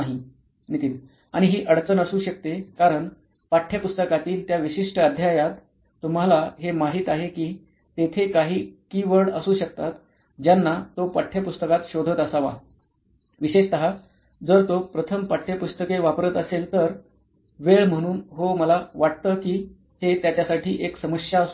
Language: Marathi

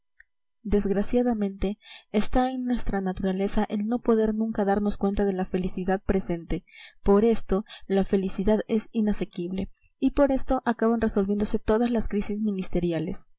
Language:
Spanish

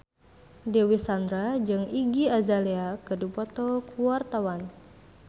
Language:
Sundanese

